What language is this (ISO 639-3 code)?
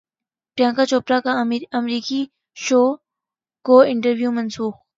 urd